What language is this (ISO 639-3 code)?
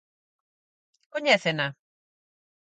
glg